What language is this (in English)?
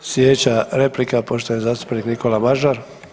Croatian